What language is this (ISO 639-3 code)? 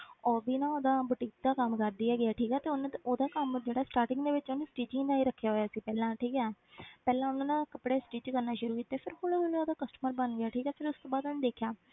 pan